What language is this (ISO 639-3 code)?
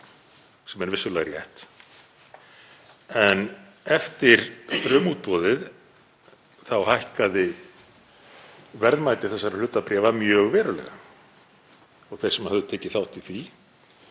isl